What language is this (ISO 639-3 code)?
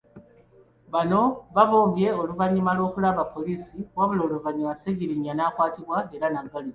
lug